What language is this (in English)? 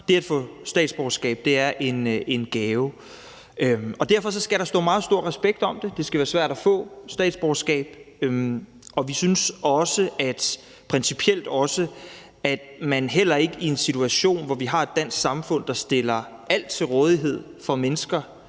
Danish